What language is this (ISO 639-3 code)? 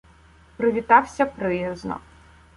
ukr